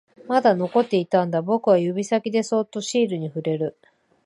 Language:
Japanese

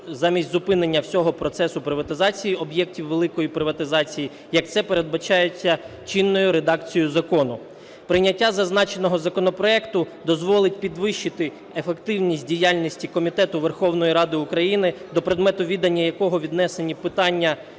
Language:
Ukrainian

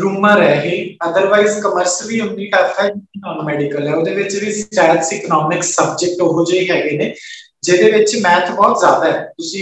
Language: Hindi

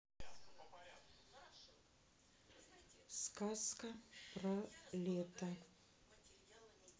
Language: Russian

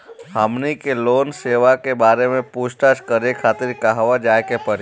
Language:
Bhojpuri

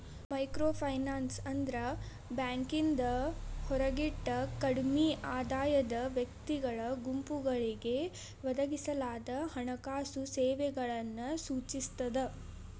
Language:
Kannada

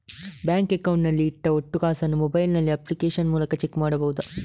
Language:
Kannada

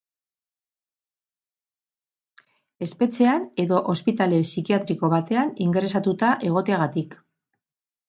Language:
Basque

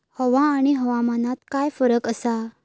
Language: Marathi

